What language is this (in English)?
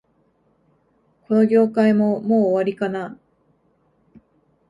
Japanese